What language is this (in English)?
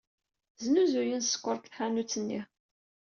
Kabyle